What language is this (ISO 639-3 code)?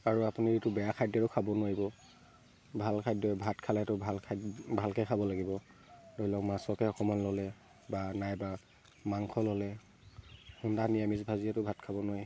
asm